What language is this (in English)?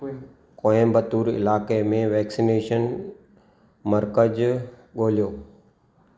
Sindhi